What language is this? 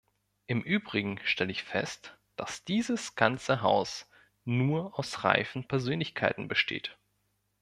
German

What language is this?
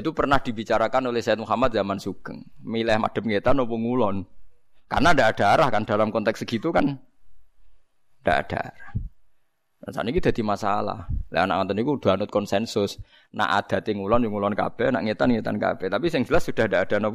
Indonesian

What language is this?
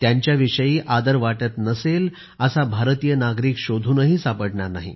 Marathi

